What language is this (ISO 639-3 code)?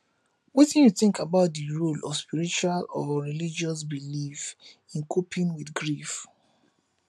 pcm